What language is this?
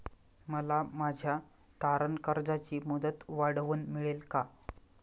Marathi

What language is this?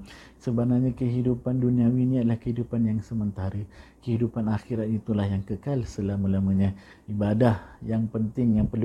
Malay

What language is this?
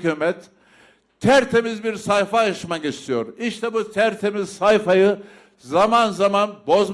Turkish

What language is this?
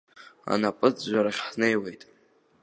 Abkhazian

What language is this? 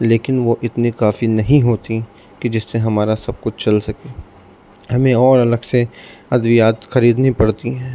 Urdu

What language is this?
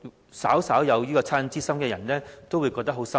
Cantonese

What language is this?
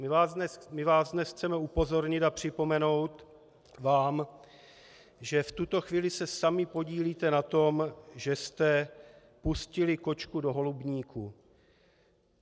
Czech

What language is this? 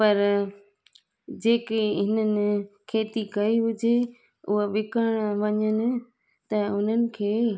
Sindhi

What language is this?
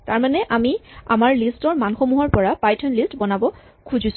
Assamese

